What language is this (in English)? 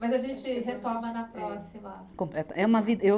Portuguese